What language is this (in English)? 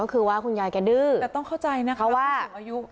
Thai